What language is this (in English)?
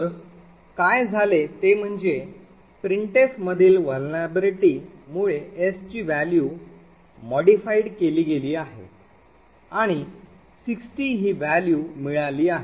Marathi